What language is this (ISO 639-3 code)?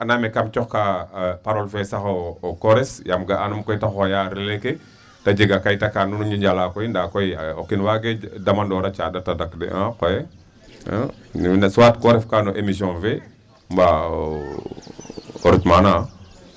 srr